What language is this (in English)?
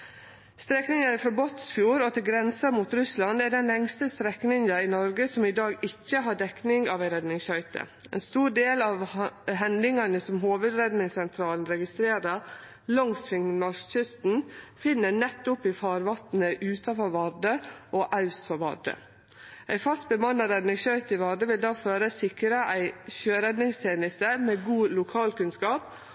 Norwegian Nynorsk